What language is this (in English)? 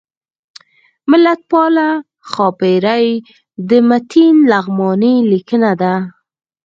Pashto